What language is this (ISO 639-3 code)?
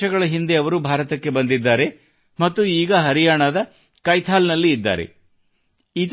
kan